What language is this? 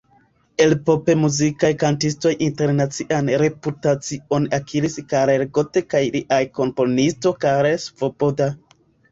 Esperanto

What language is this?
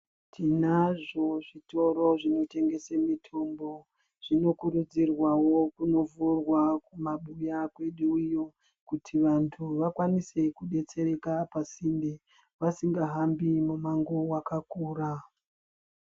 Ndau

